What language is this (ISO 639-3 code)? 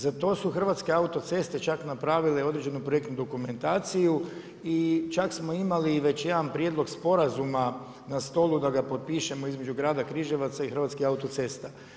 hrv